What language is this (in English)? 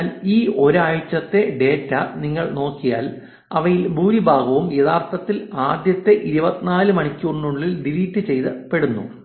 Malayalam